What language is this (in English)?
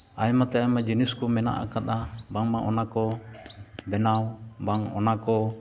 Santali